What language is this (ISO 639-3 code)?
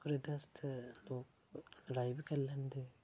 doi